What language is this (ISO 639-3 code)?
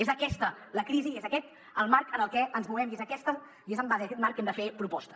cat